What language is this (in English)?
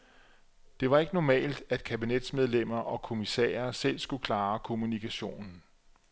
Danish